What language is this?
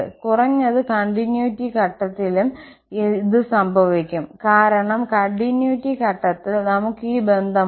Malayalam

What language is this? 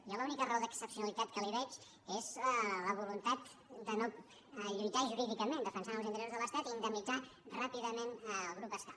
Catalan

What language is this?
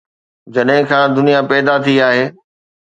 Sindhi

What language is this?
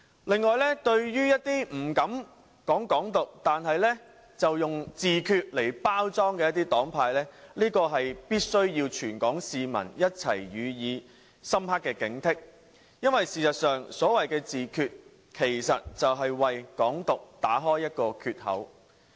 Cantonese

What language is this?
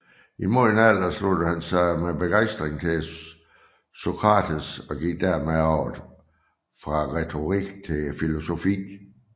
Danish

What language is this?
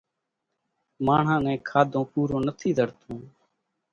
Kachi Koli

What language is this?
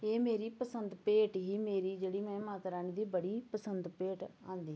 Dogri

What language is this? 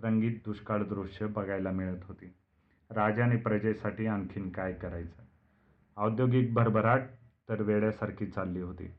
Marathi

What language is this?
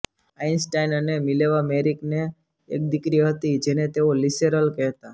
Gujarati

